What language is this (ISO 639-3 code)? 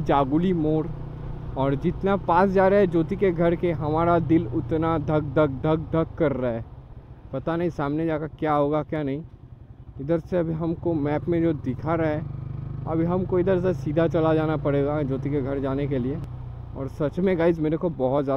hin